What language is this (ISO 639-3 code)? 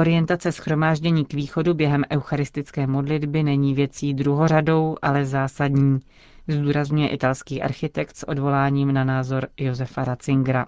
ces